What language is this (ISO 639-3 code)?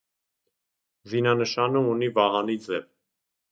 hye